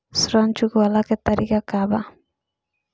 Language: Bhojpuri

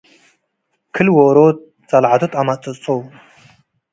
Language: Tigre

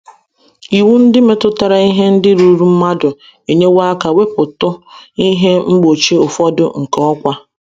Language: Igbo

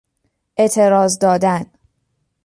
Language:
Persian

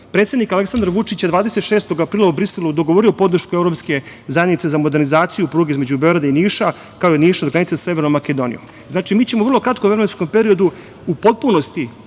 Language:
Serbian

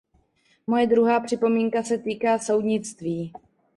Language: Czech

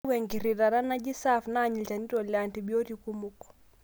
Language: Masai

